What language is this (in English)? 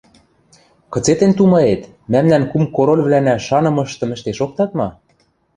Western Mari